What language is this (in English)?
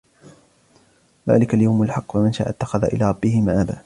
Arabic